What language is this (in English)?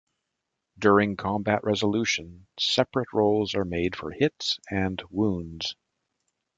English